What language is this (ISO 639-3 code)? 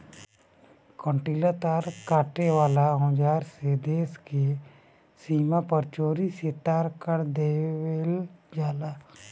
bho